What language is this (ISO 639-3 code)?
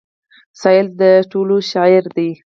pus